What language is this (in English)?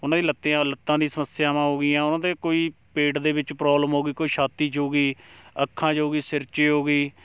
Punjabi